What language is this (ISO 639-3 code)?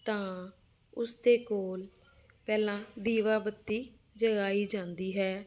pan